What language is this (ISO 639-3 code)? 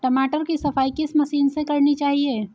hin